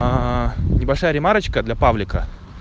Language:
Russian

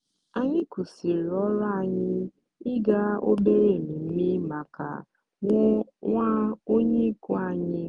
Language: Igbo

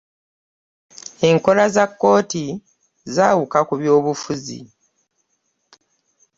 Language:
Ganda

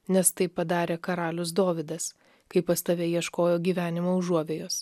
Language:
Lithuanian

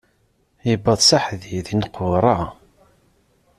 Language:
Kabyle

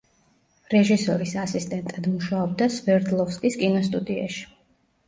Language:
Georgian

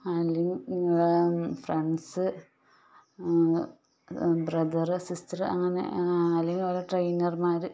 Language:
Malayalam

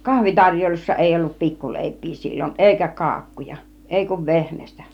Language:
Finnish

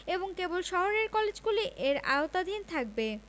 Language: Bangla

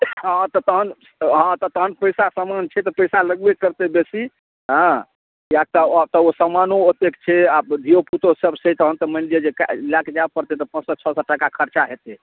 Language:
Maithili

